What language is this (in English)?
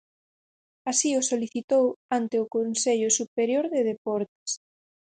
Galician